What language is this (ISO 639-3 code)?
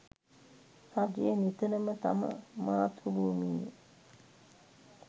sin